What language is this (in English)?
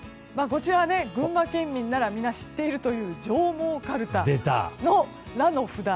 Japanese